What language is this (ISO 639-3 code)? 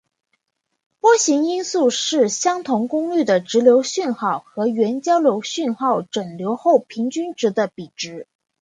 zho